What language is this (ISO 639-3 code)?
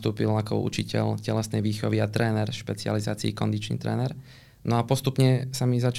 slk